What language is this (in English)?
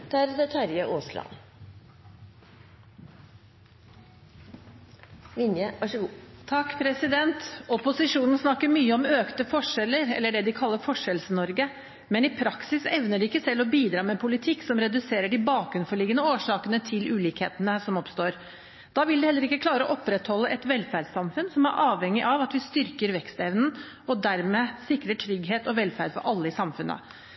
Norwegian Bokmål